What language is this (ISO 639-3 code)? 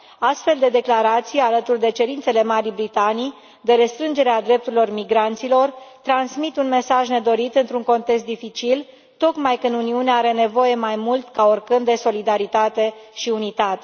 ron